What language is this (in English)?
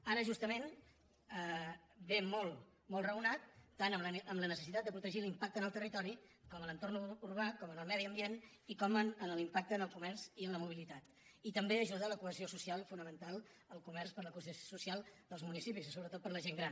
Catalan